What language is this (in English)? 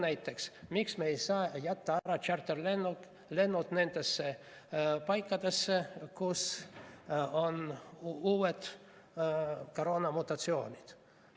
Estonian